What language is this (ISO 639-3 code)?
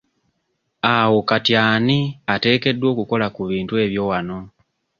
lug